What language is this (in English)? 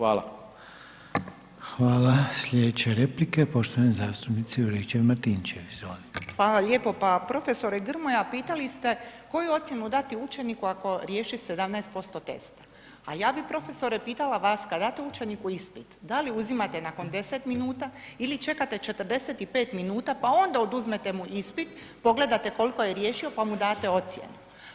Croatian